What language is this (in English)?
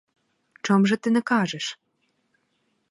Ukrainian